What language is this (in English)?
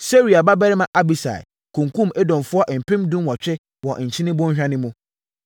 Akan